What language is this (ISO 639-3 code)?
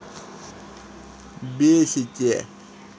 rus